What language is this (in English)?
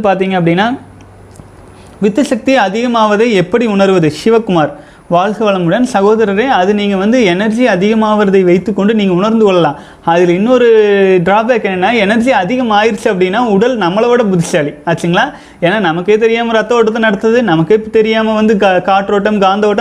Tamil